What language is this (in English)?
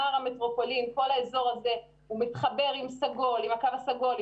Hebrew